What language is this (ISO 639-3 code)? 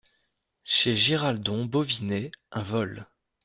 fra